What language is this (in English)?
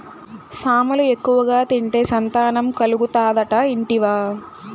Telugu